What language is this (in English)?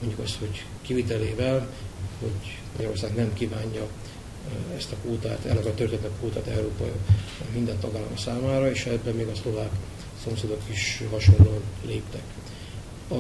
Hungarian